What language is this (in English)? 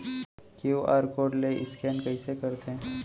Chhattisgarhi